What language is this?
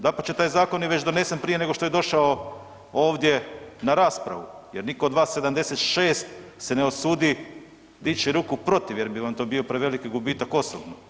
Croatian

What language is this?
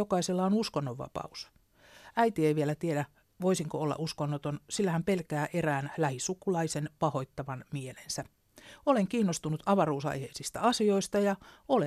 Finnish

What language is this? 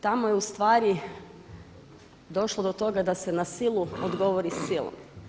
Croatian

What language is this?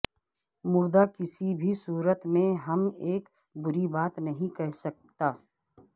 Urdu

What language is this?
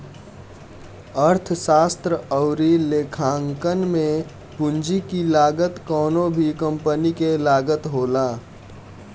Bhojpuri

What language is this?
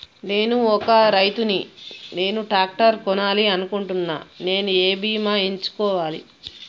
Telugu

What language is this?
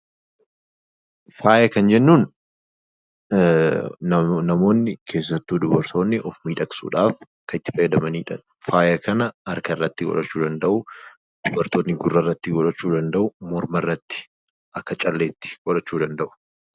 Oromo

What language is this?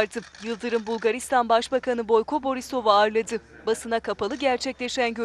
Turkish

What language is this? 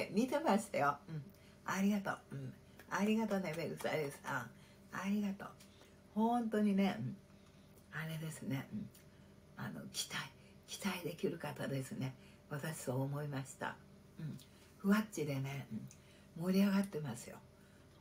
Japanese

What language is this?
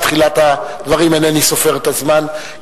Hebrew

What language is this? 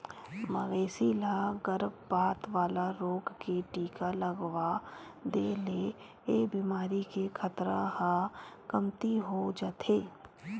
Chhattisgarhi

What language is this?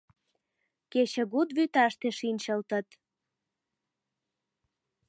Mari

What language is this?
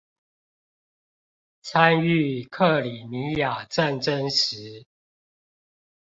Chinese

